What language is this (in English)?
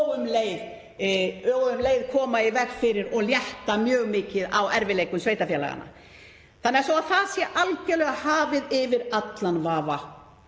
Icelandic